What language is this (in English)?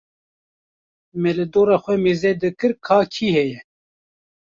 Kurdish